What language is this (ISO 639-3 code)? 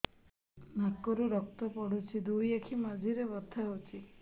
ori